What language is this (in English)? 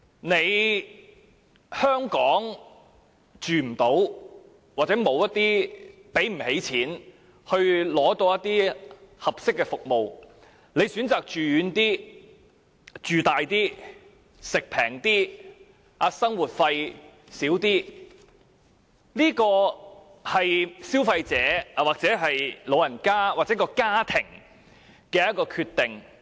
Cantonese